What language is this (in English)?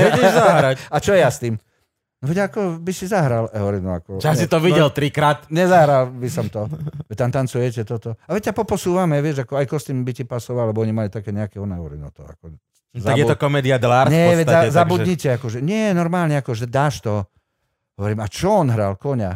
Slovak